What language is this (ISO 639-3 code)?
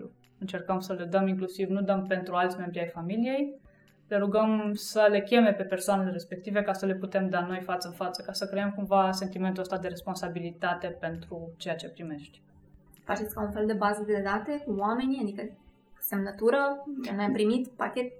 ron